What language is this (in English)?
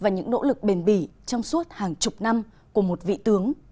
Vietnamese